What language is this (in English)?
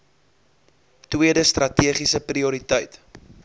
Afrikaans